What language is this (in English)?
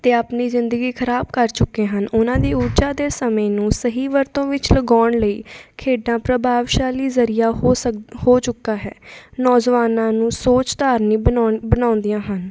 Punjabi